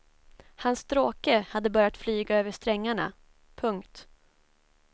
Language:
Swedish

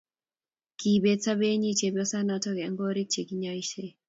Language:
Kalenjin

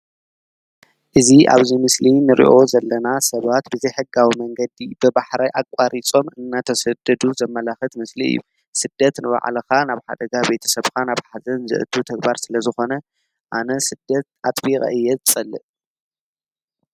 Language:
Tigrinya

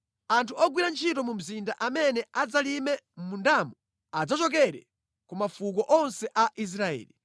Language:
Nyanja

